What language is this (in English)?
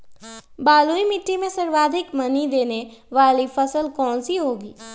Magahi